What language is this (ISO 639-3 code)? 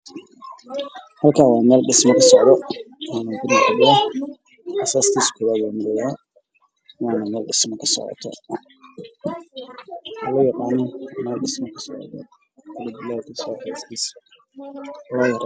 som